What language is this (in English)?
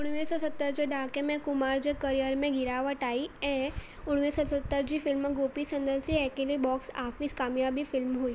Sindhi